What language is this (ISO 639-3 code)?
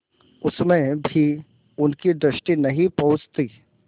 hin